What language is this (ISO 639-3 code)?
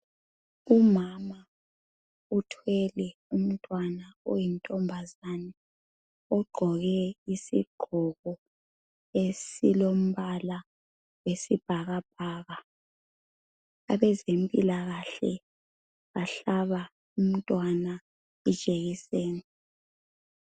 nde